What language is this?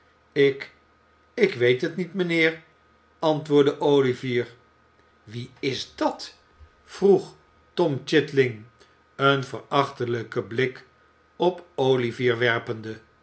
Dutch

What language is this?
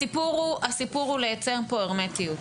Hebrew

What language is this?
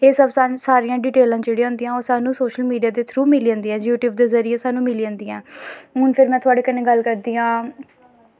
Dogri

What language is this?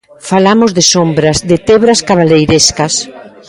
Galician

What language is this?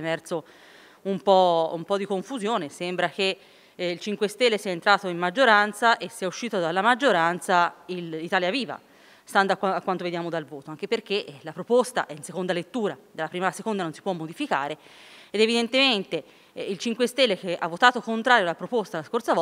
Italian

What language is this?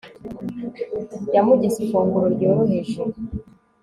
Kinyarwanda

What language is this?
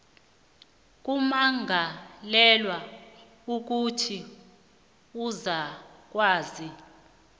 South Ndebele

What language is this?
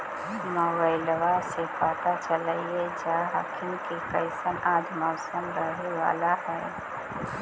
Magahi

